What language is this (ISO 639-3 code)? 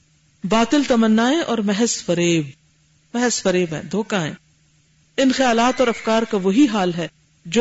urd